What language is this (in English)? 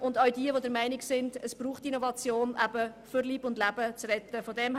Swiss German